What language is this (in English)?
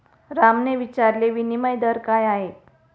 Marathi